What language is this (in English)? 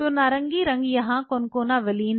Hindi